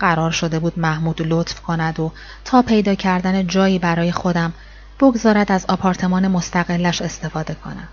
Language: Persian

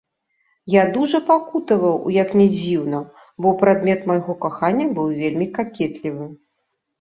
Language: Belarusian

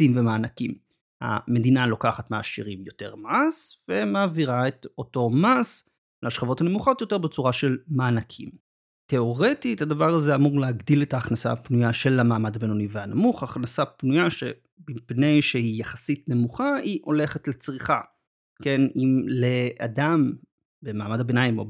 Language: Hebrew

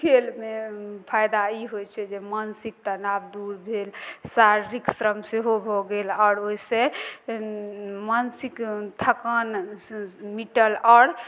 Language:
Maithili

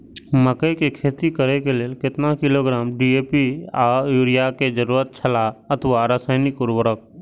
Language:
Maithili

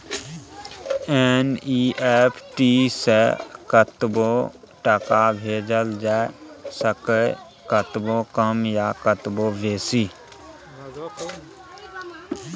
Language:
Maithili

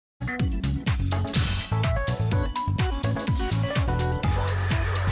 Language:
Japanese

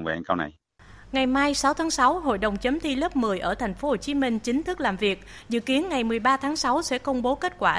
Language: Vietnamese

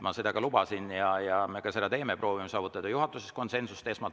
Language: Estonian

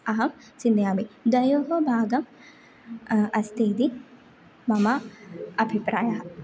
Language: Sanskrit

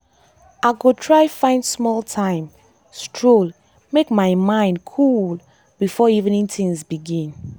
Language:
Nigerian Pidgin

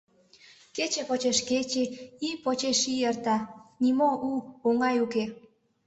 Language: Mari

